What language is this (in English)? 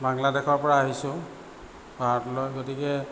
Assamese